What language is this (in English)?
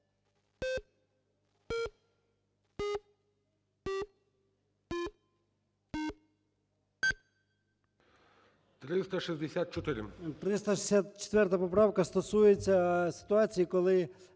Ukrainian